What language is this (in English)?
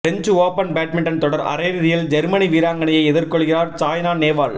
Tamil